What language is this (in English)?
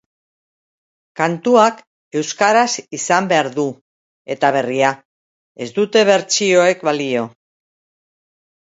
Basque